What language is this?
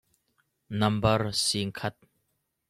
Hakha Chin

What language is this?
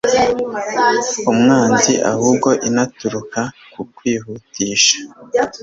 Kinyarwanda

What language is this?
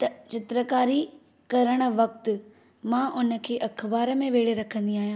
Sindhi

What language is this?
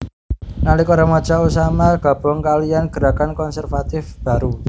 Javanese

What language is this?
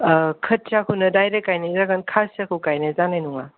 Bodo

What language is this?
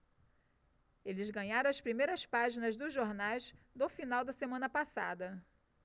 Portuguese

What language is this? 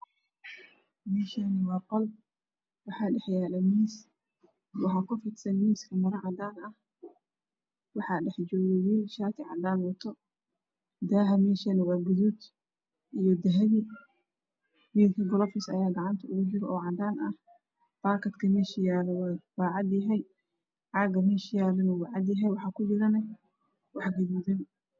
Somali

